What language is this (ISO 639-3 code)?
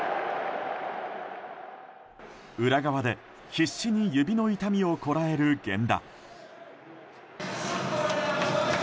jpn